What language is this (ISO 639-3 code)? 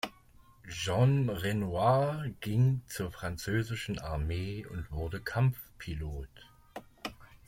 deu